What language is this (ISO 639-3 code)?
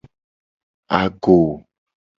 gej